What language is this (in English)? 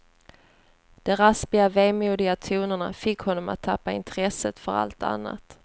Swedish